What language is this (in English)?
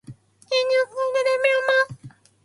Japanese